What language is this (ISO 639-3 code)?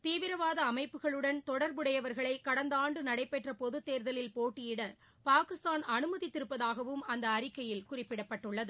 tam